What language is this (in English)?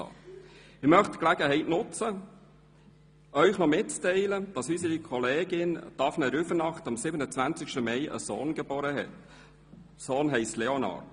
Swiss German